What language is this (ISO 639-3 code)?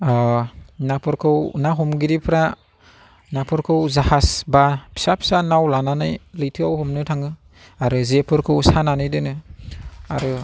brx